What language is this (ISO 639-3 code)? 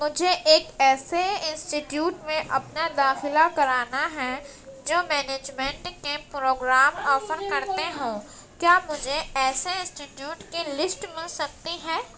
urd